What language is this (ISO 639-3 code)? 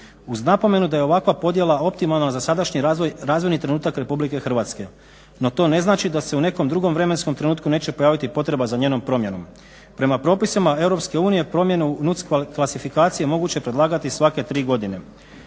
hrv